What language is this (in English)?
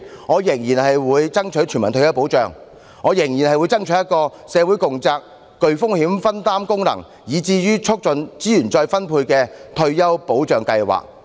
Cantonese